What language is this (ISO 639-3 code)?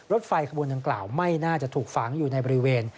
tha